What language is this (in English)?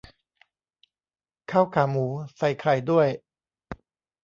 Thai